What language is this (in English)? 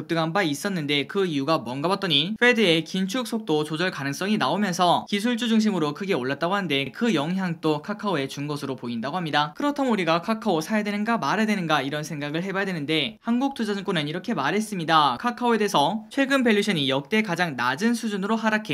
Korean